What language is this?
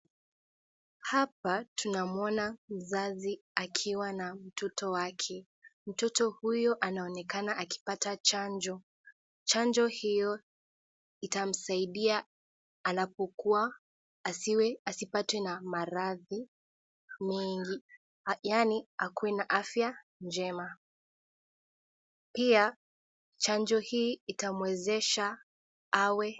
Swahili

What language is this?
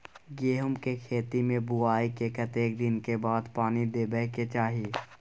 Maithili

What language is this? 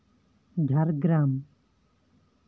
Santali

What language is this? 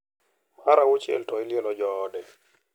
Luo (Kenya and Tanzania)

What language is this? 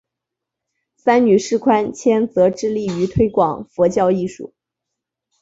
Chinese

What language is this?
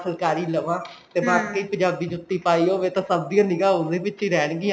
Punjabi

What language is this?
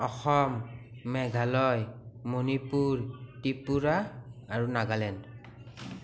Assamese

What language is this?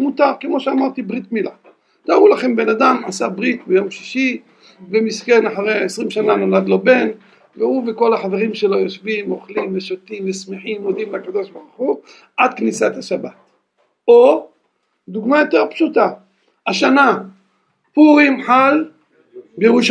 Hebrew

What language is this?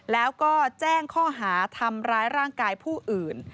Thai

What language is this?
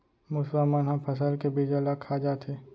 Chhattisgarhi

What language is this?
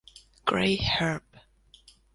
German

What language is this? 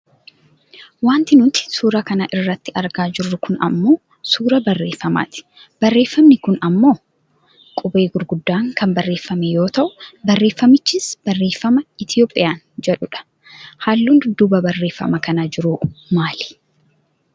Oromo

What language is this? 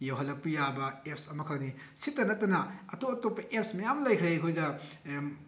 Manipuri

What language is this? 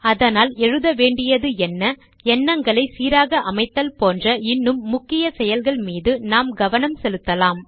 Tamil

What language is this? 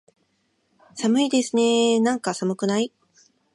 Japanese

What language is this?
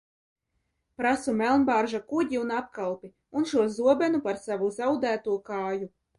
Latvian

